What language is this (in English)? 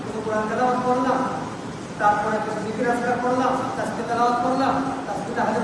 Indonesian